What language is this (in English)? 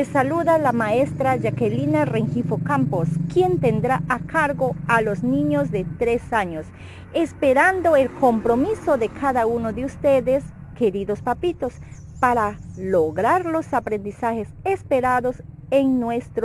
Spanish